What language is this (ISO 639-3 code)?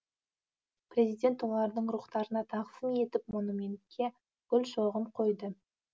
kaz